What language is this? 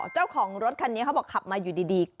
Thai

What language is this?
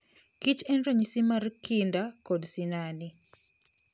Luo (Kenya and Tanzania)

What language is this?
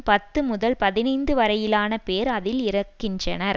Tamil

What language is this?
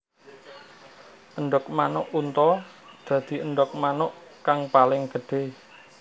Javanese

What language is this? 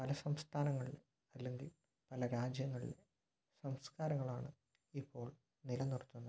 Malayalam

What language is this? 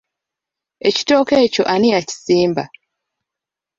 Ganda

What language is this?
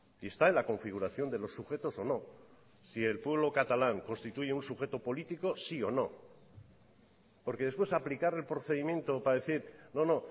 Spanish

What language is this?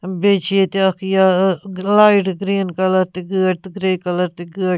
Kashmiri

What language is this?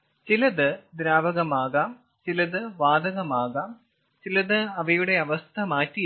Malayalam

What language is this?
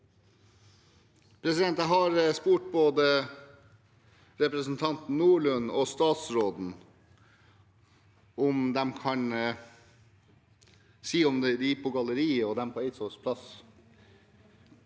Norwegian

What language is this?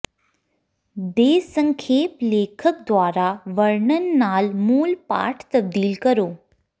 Punjabi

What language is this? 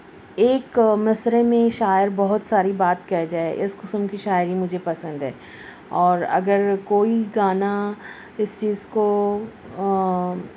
Urdu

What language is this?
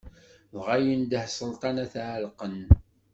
Kabyle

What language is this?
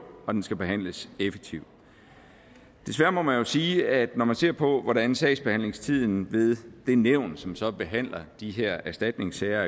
Danish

